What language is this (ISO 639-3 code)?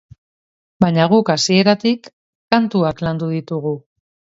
eus